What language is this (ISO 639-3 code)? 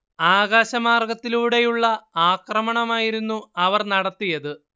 mal